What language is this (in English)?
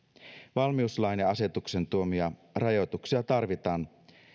Finnish